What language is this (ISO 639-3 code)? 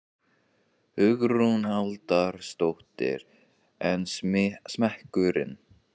isl